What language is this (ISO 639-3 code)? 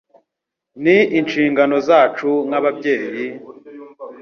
kin